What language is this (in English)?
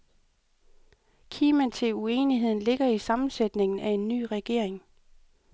Danish